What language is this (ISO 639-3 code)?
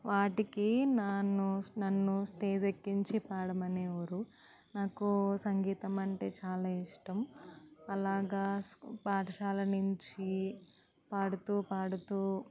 tel